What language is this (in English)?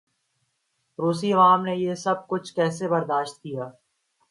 Urdu